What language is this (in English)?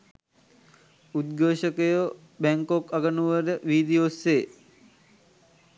Sinhala